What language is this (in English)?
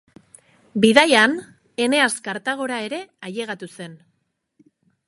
Basque